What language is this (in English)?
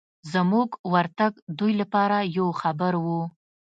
Pashto